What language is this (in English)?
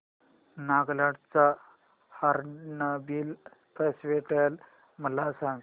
Marathi